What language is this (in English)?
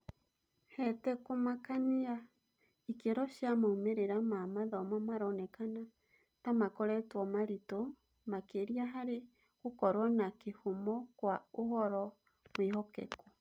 Kikuyu